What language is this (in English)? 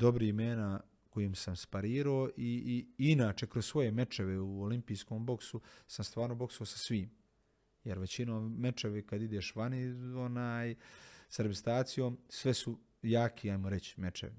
Croatian